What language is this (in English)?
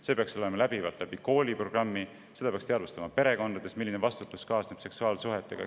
Estonian